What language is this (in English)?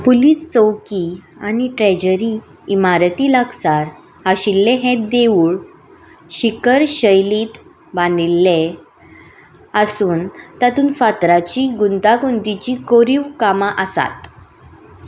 Konkani